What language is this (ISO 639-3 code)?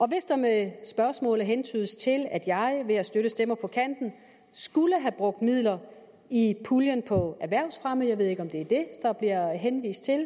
dan